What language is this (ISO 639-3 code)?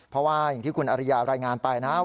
tha